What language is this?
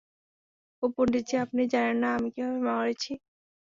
Bangla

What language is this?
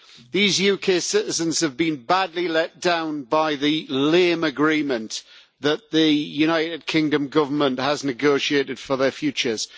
English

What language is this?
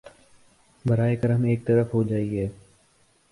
Urdu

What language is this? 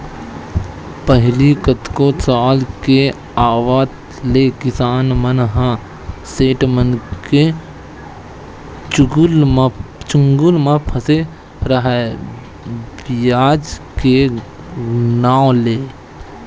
Chhattisgarhi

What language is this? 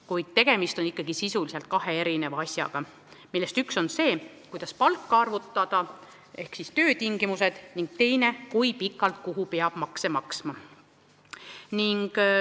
Estonian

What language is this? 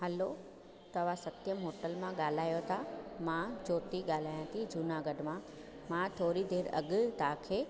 Sindhi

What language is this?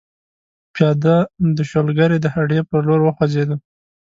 Pashto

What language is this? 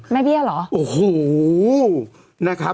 Thai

